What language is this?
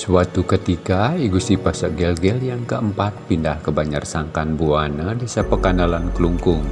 Indonesian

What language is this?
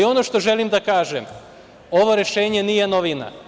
Serbian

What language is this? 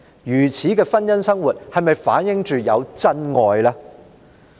Cantonese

